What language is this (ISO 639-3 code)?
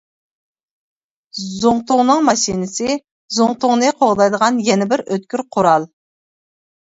uig